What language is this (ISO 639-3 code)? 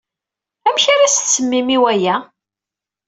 kab